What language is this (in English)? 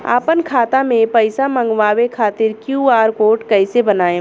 Bhojpuri